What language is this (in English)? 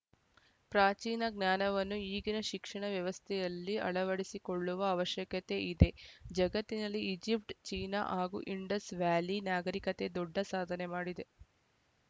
Kannada